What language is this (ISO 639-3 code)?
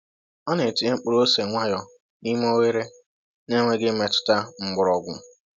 ibo